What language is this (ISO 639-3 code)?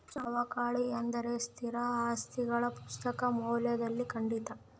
kan